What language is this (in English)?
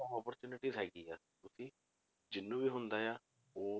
Punjabi